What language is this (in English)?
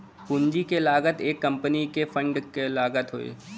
Bhojpuri